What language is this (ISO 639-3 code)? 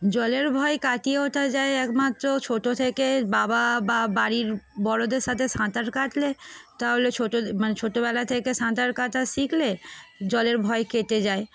ben